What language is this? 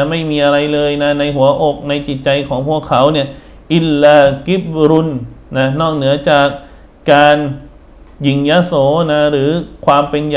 Thai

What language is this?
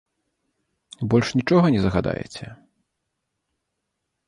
Belarusian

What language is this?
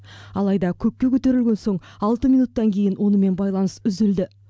Kazakh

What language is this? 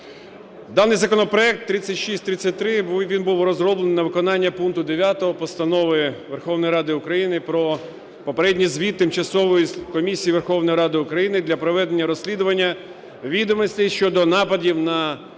Ukrainian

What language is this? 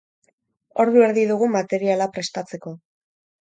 Basque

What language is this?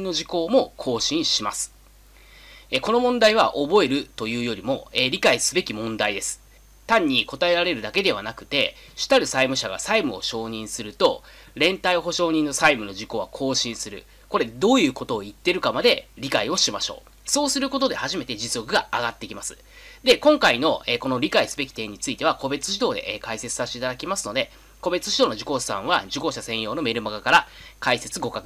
Japanese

